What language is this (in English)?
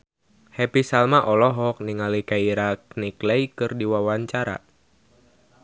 Sundanese